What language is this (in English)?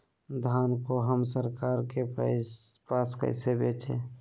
Magahi